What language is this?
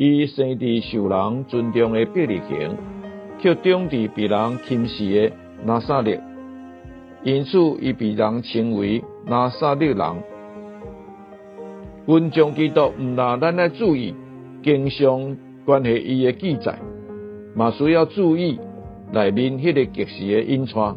Chinese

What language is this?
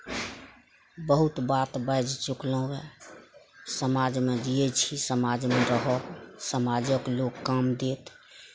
Maithili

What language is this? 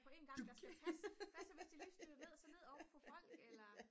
Danish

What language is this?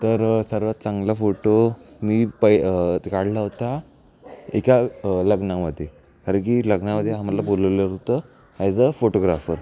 Marathi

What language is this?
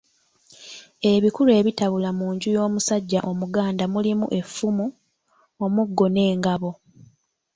Ganda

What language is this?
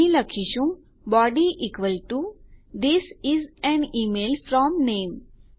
Gujarati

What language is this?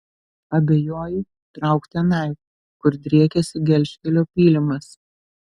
Lithuanian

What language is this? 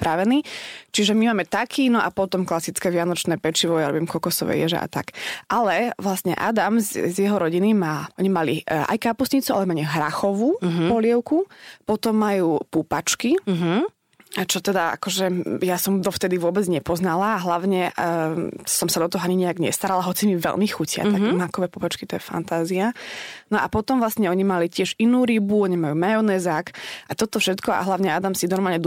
Slovak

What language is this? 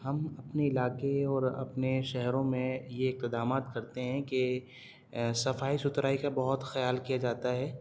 Urdu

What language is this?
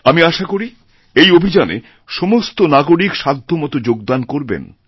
Bangla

